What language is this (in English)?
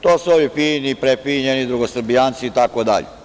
Serbian